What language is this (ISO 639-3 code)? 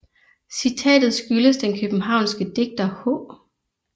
dan